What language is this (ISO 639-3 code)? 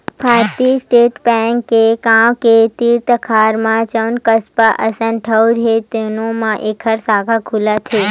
hne